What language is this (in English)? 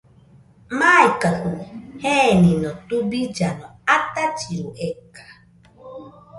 Nüpode Huitoto